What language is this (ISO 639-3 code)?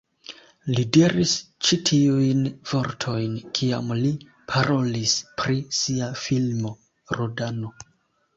epo